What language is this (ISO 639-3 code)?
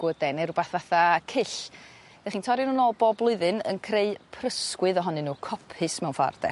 cym